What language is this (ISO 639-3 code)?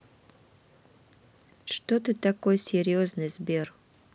rus